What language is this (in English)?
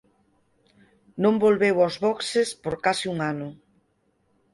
Galician